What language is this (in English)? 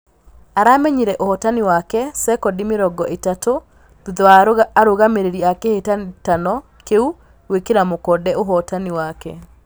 Kikuyu